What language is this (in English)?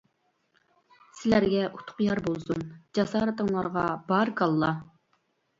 Uyghur